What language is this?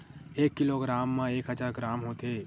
Chhattisgarhi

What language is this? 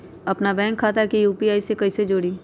Magahi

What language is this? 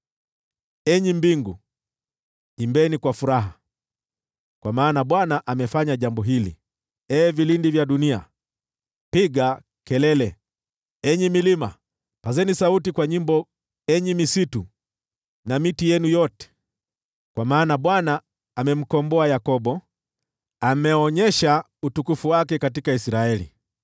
Swahili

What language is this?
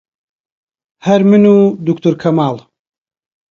Central Kurdish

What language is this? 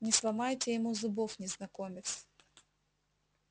Russian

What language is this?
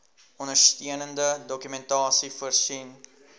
Afrikaans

